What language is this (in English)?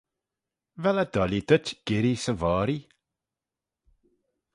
Manx